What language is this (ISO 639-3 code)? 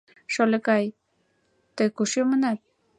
chm